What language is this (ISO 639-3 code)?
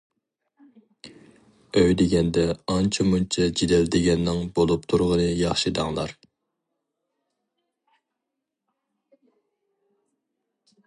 uig